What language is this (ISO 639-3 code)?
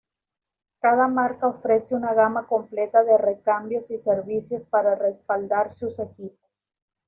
spa